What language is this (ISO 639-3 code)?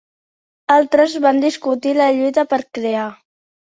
cat